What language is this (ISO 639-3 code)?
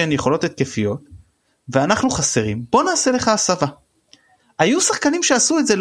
heb